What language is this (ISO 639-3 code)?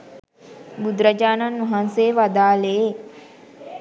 sin